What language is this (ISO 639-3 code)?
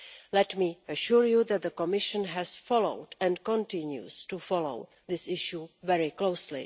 eng